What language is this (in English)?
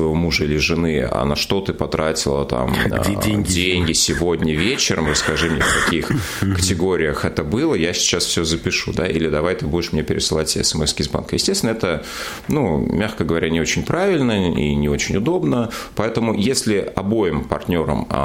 Russian